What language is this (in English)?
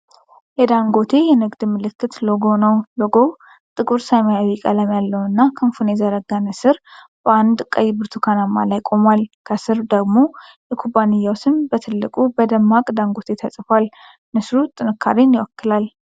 Amharic